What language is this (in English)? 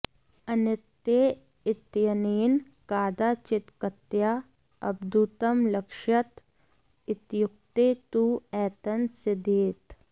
Sanskrit